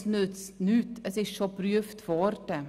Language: Swiss German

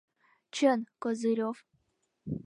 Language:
Mari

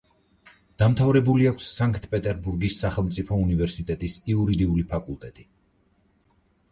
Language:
Georgian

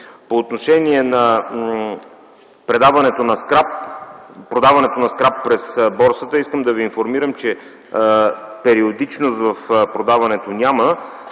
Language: Bulgarian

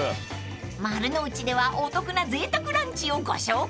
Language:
Japanese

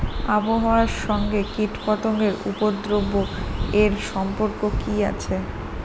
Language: Bangla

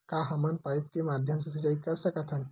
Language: Chhattisgarhi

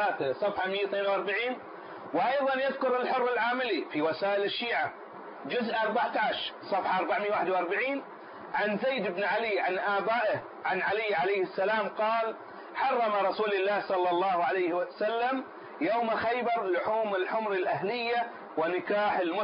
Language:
Arabic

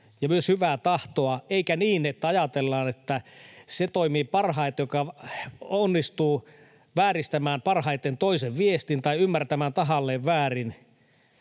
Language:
Finnish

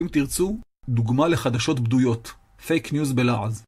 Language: Hebrew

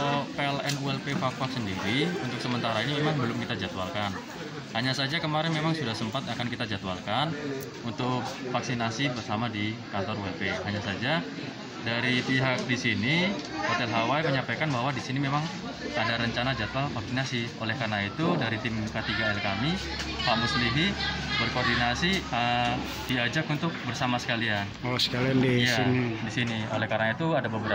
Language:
Indonesian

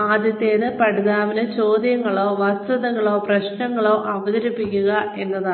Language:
Malayalam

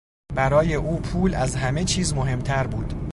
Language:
Persian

